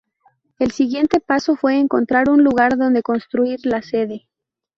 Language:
Spanish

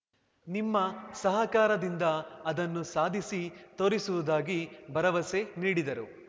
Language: Kannada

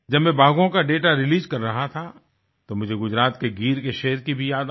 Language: Hindi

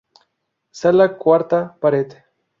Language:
Spanish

